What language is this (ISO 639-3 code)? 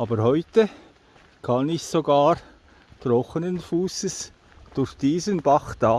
deu